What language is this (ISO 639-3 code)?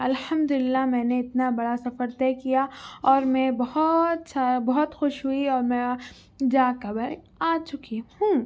urd